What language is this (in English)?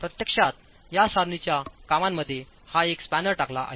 Marathi